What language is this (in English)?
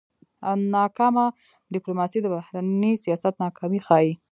Pashto